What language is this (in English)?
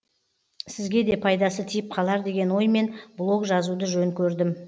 Kazakh